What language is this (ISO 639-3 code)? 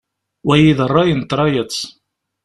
kab